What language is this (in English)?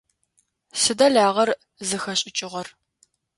Adyghe